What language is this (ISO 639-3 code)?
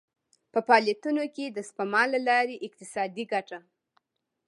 pus